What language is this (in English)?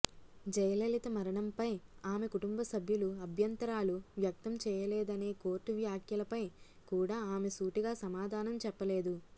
Telugu